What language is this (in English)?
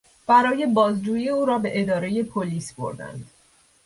Persian